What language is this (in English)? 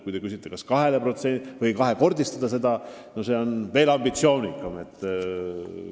Estonian